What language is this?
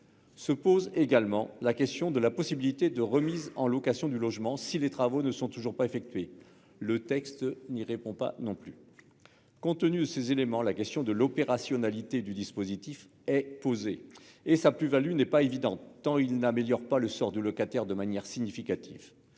French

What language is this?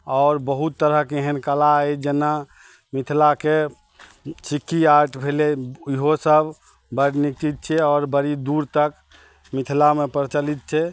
Maithili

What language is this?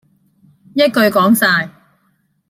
Cantonese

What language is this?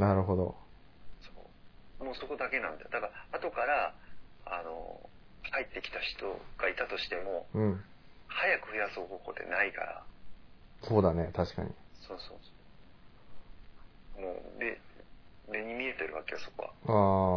Japanese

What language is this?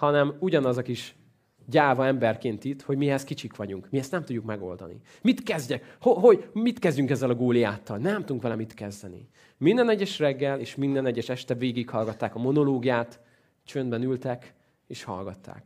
Hungarian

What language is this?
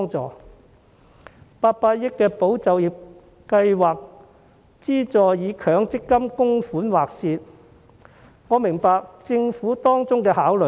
Cantonese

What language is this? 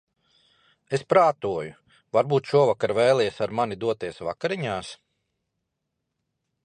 Latvian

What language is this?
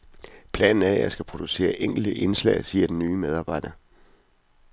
Danish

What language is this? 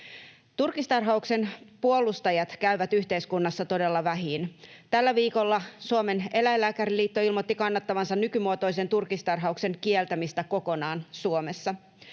Finnish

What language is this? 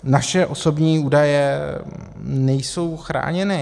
Czech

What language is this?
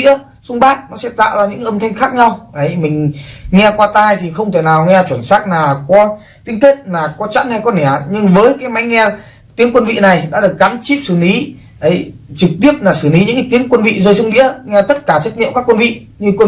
Vietnamese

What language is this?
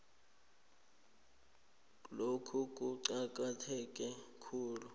South Ndebele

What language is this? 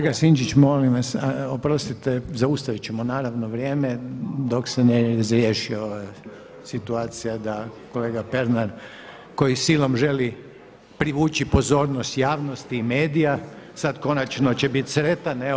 Croatian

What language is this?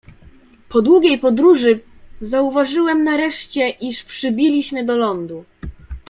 Polish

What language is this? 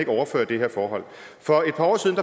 Danish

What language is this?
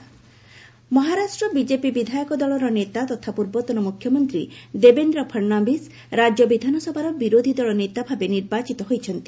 Odia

